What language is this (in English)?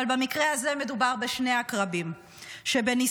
Hebrew